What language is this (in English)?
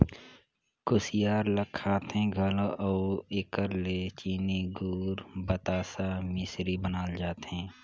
Chhattisgarhi